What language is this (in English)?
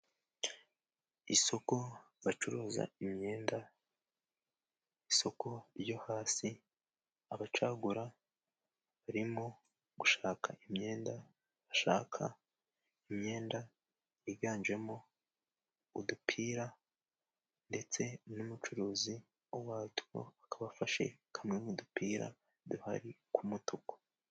Kinyarwanda